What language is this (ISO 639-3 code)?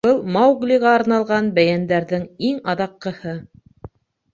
bak